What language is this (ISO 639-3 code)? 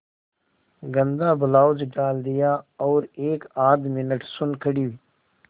hin